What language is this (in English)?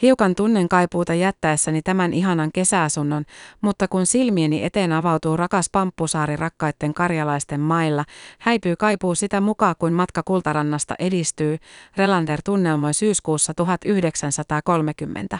Finnish